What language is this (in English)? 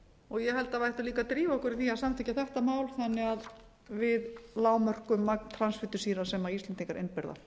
Icelandic